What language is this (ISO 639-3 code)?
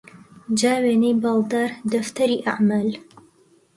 ckb